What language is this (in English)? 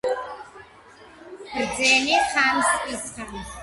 Georgian